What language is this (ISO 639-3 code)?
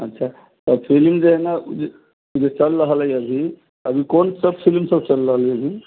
mai